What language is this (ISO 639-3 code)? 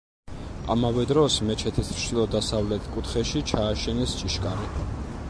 kat